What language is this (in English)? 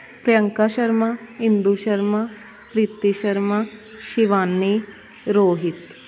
Punjabi